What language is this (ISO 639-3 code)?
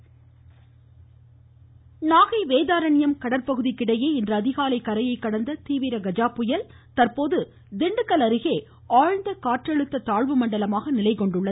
tam